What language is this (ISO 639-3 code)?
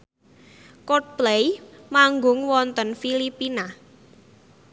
jav